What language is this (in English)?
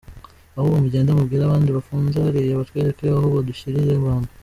Kinyarwanda